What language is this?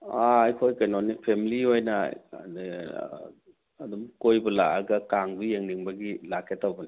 Manipuri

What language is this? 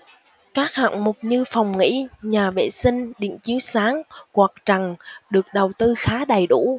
Vietnamese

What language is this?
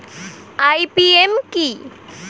Bangla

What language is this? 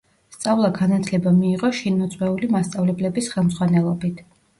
Georgian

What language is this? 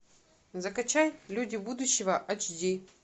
Russian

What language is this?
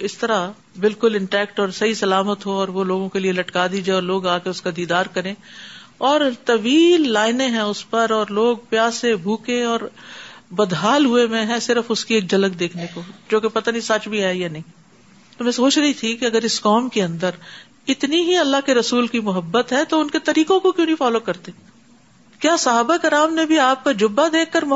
Urdu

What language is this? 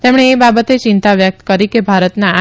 Gujarati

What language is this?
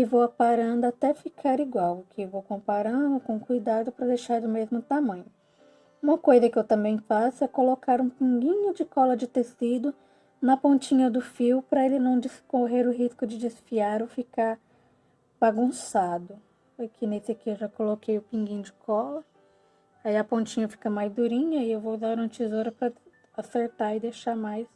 Portuguese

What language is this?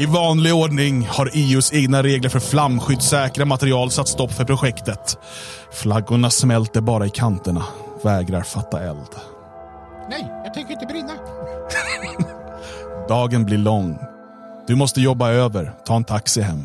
Swedish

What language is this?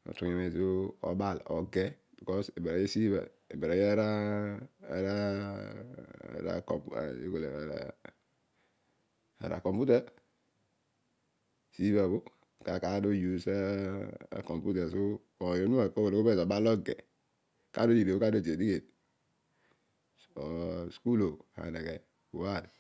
Odual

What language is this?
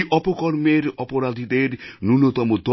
Bangla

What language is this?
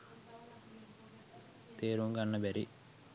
Sinhala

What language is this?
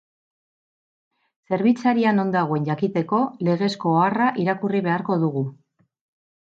Basque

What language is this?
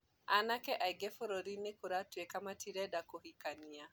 Kikuyu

